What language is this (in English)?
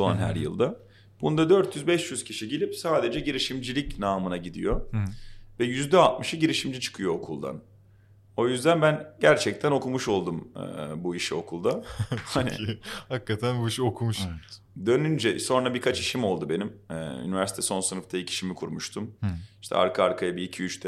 Turkish